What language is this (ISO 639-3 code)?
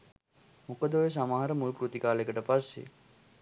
sin